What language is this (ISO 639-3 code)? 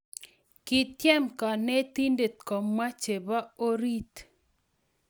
kln